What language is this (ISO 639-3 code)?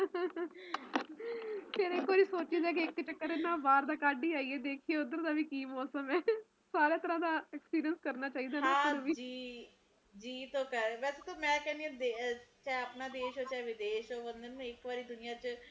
pan